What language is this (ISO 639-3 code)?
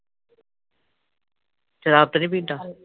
pan